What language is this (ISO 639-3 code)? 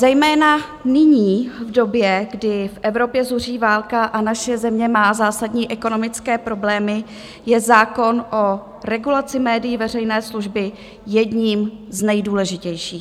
ces